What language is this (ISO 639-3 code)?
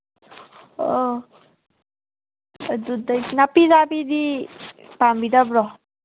mni